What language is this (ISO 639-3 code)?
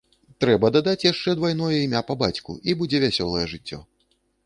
bel